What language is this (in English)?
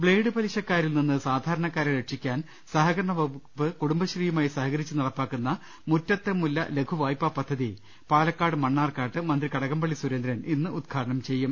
Malayalam